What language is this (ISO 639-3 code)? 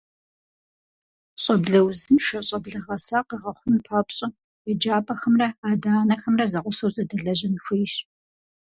kbd